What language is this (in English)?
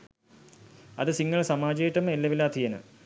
Sinhala